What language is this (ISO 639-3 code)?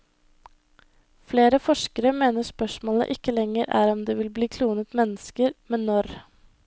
nor